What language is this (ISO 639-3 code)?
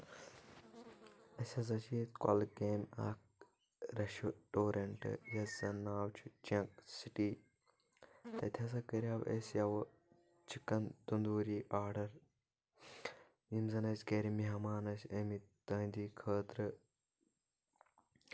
kas